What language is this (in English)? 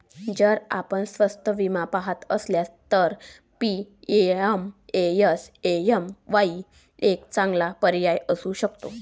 Marathi